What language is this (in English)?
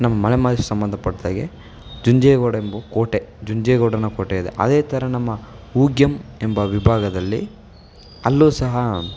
Kannada